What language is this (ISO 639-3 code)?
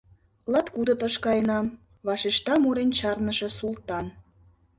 chm